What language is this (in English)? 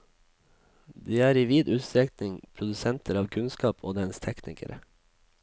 Norwegian